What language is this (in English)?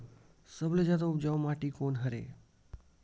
Chhattisgarhi